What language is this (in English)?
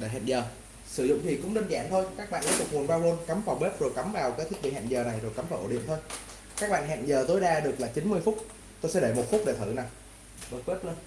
Vietnamese